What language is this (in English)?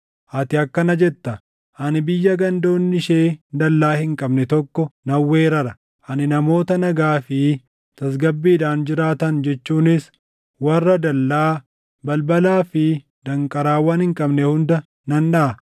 Oromo